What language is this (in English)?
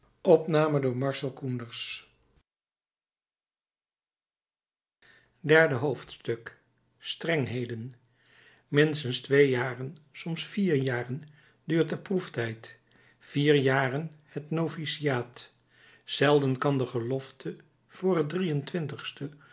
Dutch